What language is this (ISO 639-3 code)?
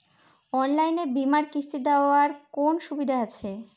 ben